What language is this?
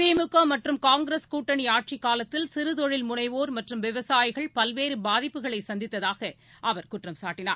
Tamil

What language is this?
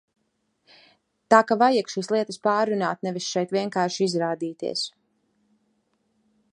Latvian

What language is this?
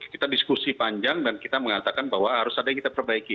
Indonesian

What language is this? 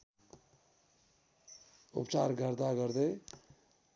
Nepali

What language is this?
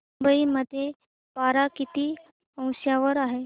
Marathi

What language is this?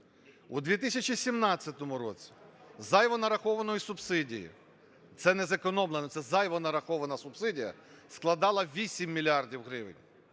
Ukrainian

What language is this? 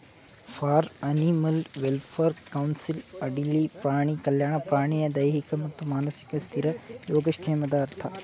Kannada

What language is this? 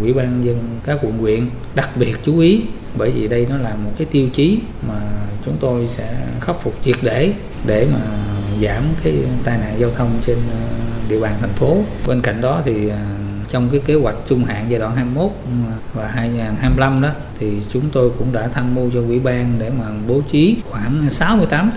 Vietnamese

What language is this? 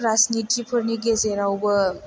Bodo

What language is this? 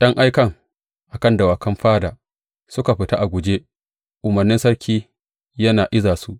Hausa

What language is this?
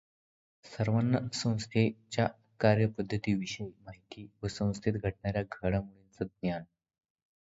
Marathi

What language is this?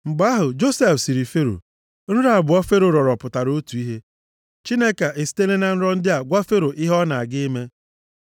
Igbo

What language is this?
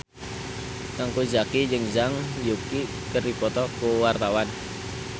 Sundanese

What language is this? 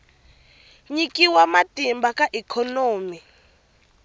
Tsonga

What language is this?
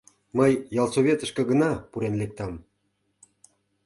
Mari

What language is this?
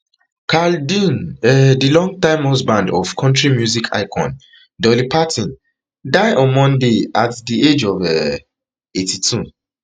Nigerian Pidgin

